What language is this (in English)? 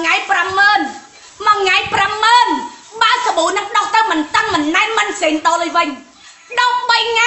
Thai